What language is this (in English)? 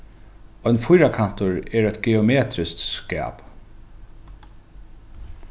Faroese